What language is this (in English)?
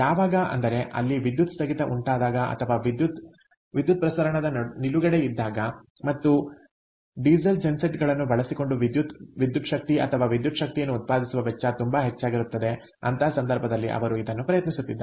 Kannada